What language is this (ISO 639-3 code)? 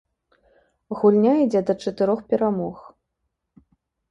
bel